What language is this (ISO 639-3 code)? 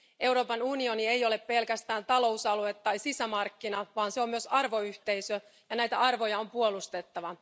fin